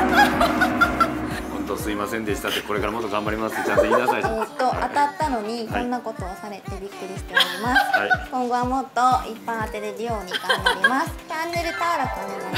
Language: Japanese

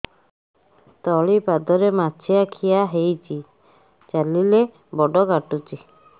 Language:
Odia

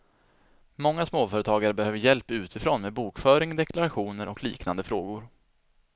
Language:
Swedish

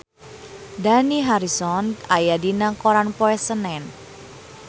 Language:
Sundanese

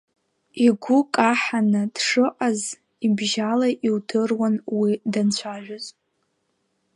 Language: Abkhazian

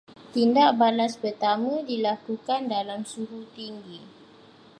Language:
Malay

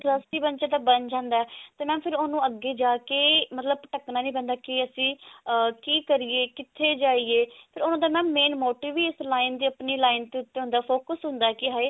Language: Punjabi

